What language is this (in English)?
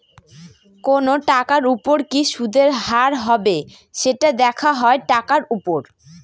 Bangla